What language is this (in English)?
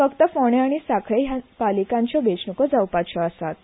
Konkani